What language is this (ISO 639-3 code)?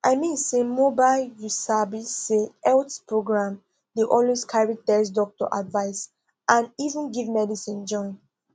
pcm